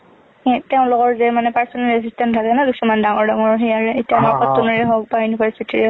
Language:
Assamese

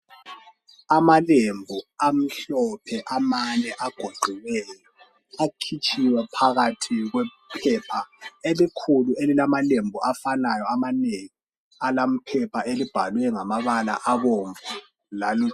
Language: North Ndebele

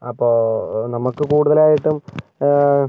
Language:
Malayalam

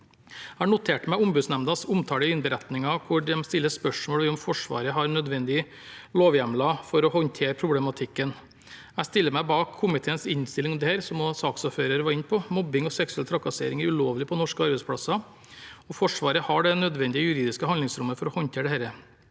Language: Norwegian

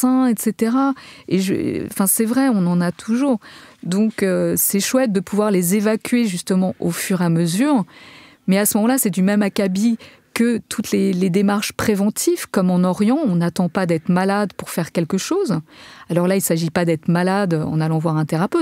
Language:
French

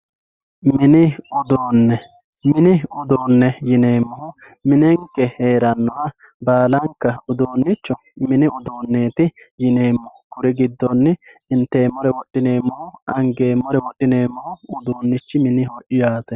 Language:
Sidamo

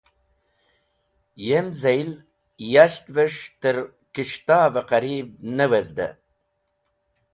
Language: Wakhi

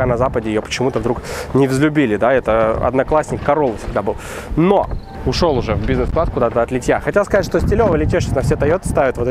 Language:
Russian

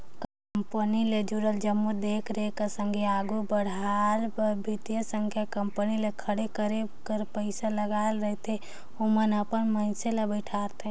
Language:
Chhattisgarhi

